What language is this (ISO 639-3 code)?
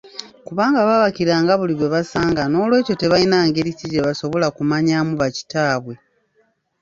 lug